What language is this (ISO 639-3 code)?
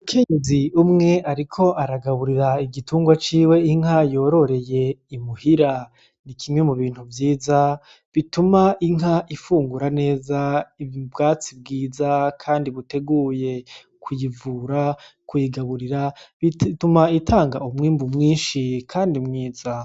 run